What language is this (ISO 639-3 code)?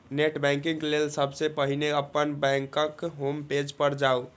mai